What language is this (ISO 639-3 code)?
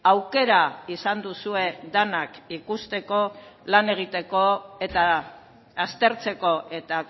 eus